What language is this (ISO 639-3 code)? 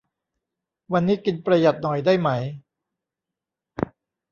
tha